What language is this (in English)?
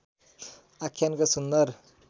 Nepali